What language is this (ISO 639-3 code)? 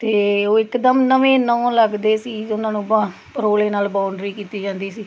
pan